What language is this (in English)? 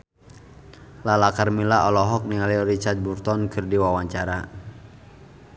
Sundanese